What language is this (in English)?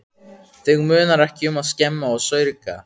Icelandic